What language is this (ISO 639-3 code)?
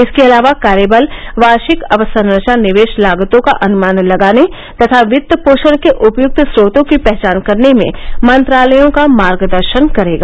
hin